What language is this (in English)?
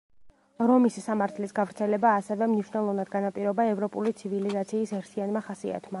Georgian